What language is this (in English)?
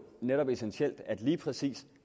Danish